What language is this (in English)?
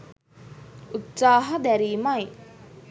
Sinhala